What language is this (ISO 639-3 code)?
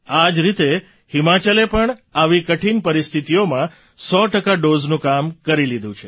guj